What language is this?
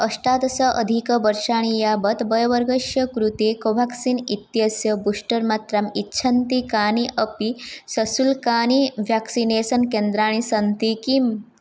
Sanskrit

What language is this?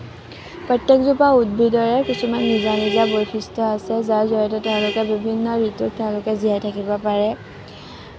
Assamese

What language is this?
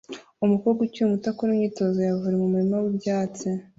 Kinyarwanda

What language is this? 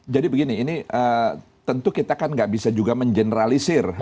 Indonesian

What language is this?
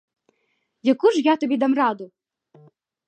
Ukrainian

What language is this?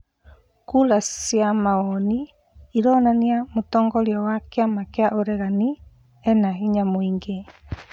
Kikuyu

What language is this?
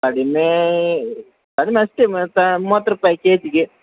Kannada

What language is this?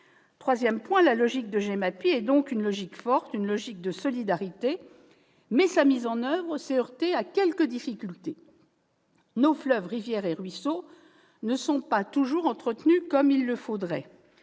French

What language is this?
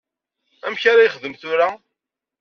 Kabyle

